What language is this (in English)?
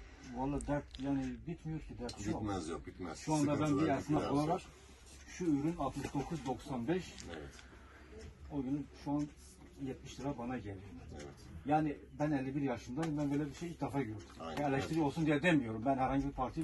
Turkish